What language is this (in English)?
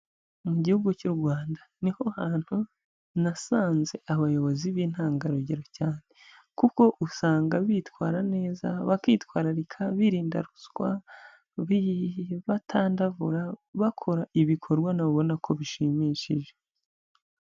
Kinyarwanda